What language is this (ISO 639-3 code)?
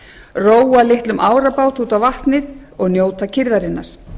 isl